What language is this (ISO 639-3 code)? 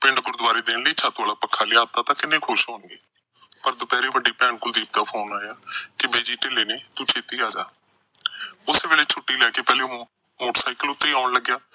pan